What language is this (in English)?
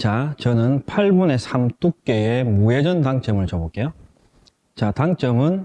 Korean